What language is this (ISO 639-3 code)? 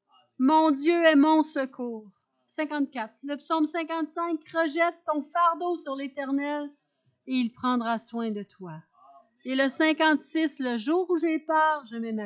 fra